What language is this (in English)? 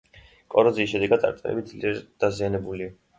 Georgian